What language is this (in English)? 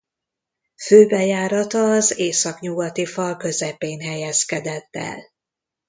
Hungarian